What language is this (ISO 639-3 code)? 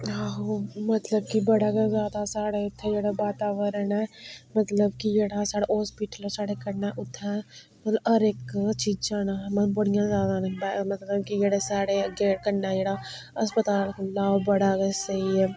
doi